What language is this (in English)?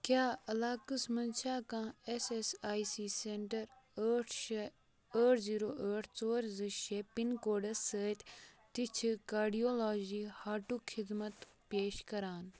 Kashmiri